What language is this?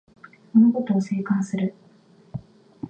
Japanese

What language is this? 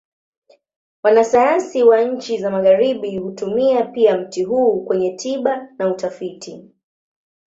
Swahili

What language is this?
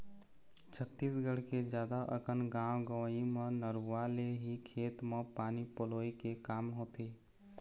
Chhattisgarhi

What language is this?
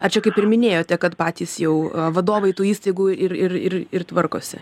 Lithuanian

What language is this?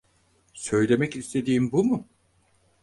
Turkish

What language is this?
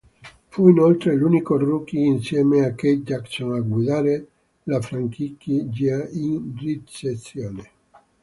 Italian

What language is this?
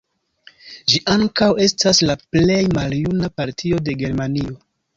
Esperanto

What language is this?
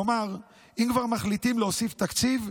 Hebrew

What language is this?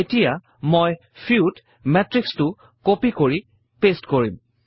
Assamese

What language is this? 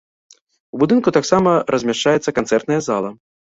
Belarusian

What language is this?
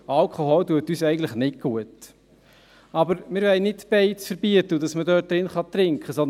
Swiss German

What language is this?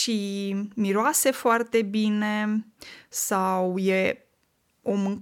Romanian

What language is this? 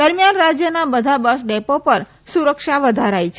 Gujarati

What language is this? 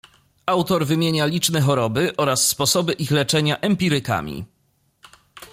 Polish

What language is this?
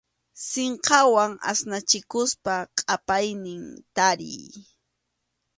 Arequipa-La Unión Quechua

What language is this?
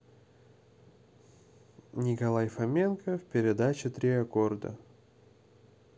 Russian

